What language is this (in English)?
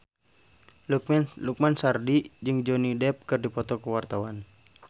Sundanese